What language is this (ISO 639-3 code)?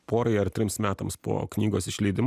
lit